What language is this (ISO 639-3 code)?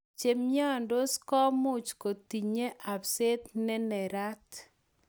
kln